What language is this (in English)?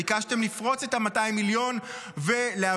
Hebrew